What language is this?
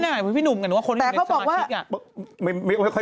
Thai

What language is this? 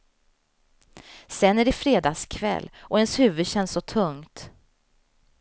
Swedish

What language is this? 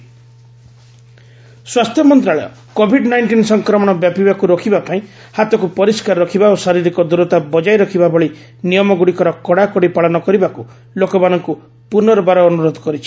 Odia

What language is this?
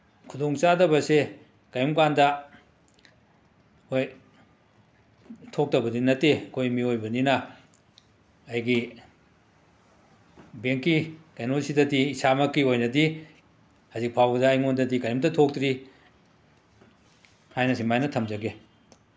Manipuri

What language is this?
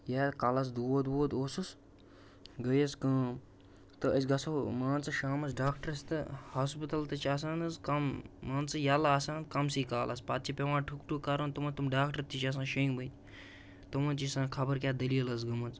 Kashmiri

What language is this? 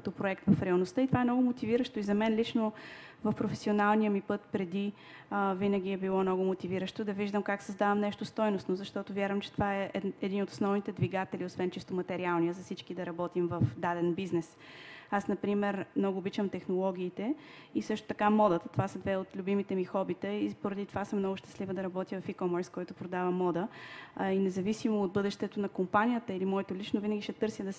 Bulgarian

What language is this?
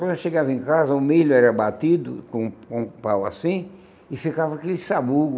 Portuguese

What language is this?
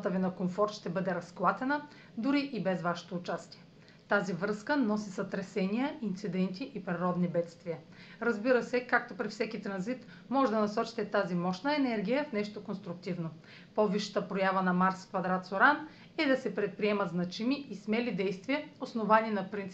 Bulgarian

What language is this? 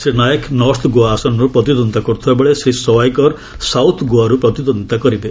Odia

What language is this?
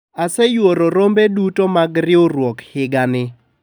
Luo (Kenya and Tanzania)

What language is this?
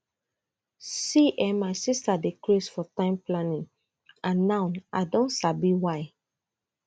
Nigerian Pidgin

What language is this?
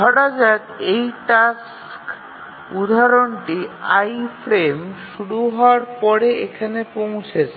Bangla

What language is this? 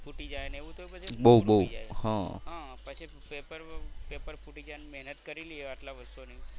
Gujarati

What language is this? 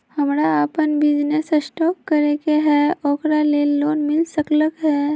Magahi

